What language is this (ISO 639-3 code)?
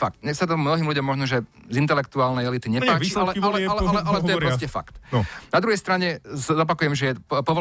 slk